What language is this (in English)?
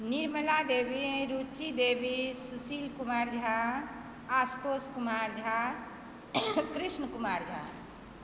Maithili